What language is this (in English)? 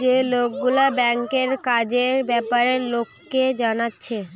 Bangla